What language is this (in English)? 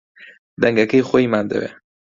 Central Kurdish